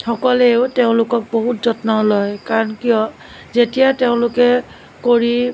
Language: Assamese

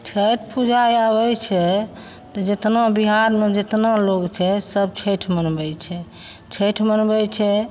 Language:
Maithili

